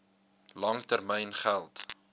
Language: Afrikaans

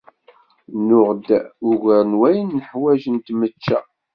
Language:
Kabyle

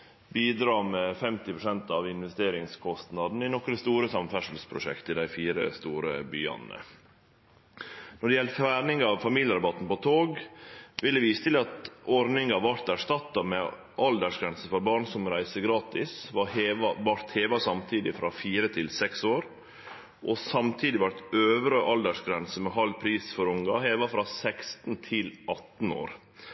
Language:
Norwegian Nynorsk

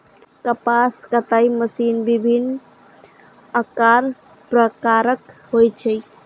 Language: Maithili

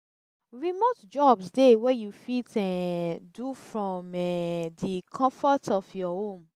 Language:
Nigerian Pidgin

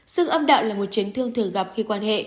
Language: Vietnamese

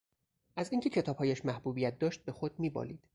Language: Persian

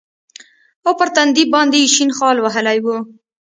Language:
Pashto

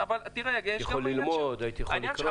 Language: Hebrew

